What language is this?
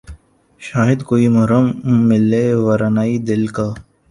Urdu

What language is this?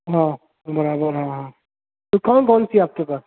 Urdu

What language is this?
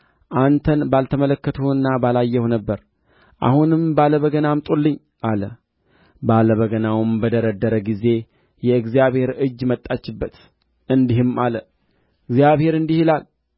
Amharic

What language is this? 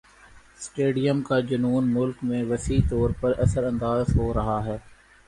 Urdu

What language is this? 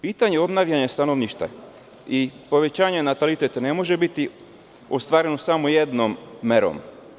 Serbian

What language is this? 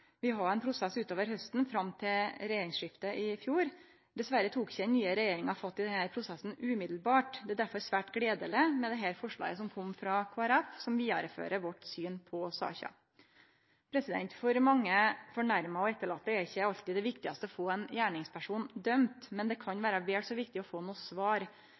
Norwegian Nynorsk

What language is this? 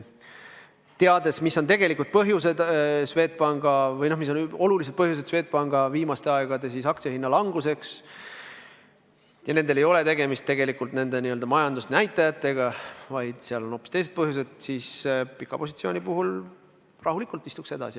Estonian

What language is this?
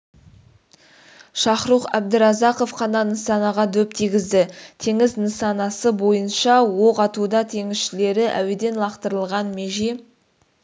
Kazakh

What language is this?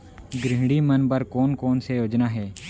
Chhattisgarhi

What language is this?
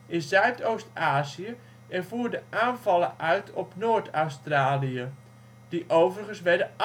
Dutch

